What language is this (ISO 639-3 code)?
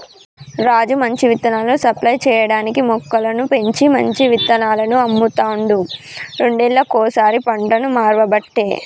tel